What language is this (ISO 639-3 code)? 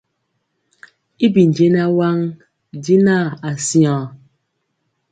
mcx